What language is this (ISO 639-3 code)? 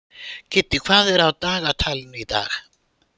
isl